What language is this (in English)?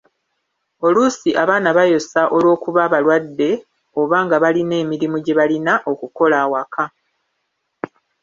Ganda